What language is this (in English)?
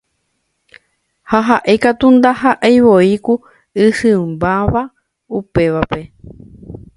Guarani